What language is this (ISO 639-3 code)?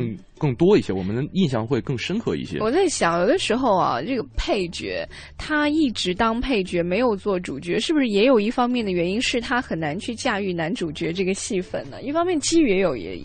zho